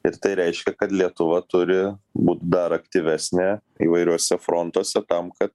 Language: Lithuanian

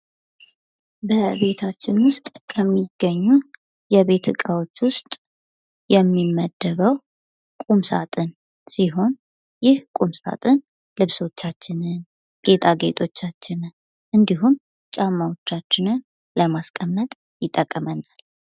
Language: Amharic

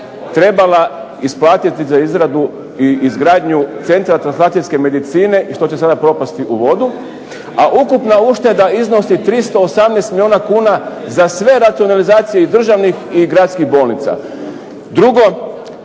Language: Croatian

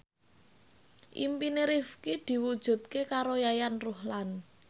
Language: Javanese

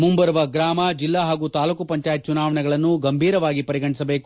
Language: Kannada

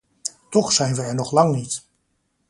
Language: Dutch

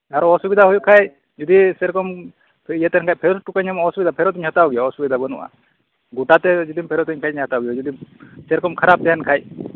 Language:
Santali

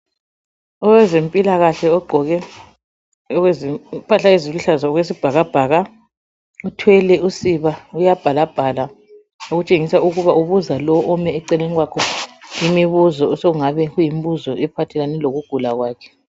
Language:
North Ndebele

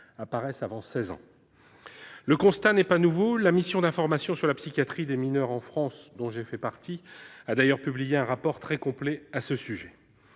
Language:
French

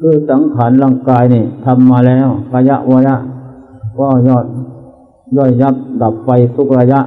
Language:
Thai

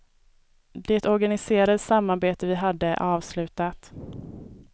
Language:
Swedish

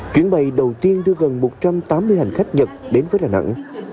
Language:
Vietnamese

